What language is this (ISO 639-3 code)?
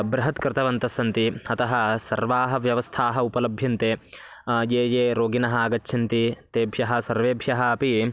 san